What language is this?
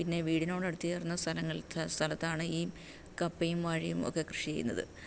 Malayalam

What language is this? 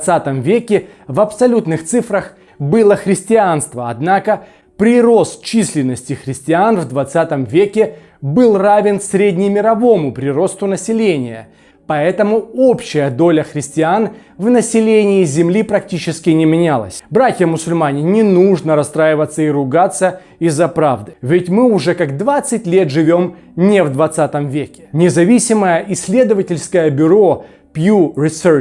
Russian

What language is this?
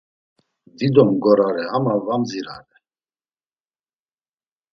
Laz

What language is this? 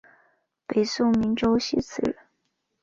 Chinese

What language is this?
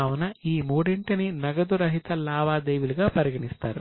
Telugu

